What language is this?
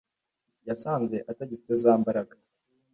Kinyarwanda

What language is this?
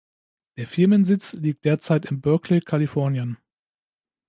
German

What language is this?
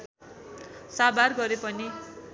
Nepali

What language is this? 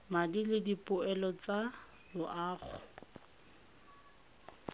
Tswana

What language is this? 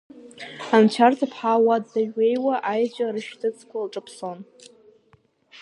Abkhazian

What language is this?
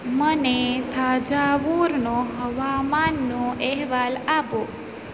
Gujarati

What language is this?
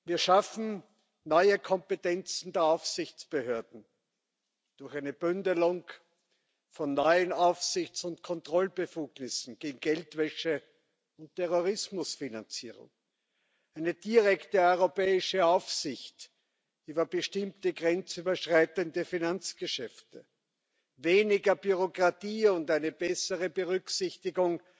German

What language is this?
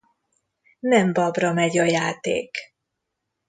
Hungarian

